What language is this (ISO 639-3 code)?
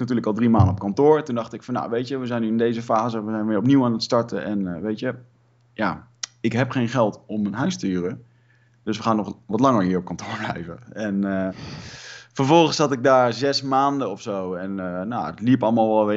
nld